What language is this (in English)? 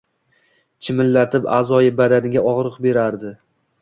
Uzbek